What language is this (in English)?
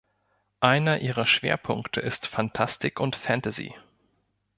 German